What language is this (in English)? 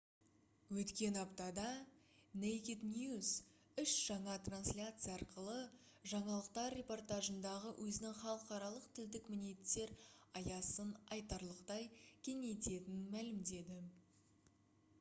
Kazakh